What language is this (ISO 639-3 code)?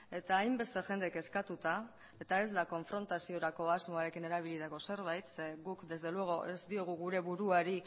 eus